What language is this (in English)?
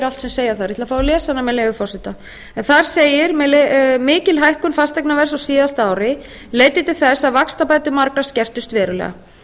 Icelandic